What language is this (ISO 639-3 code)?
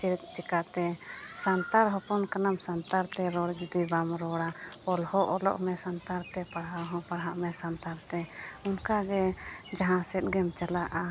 sat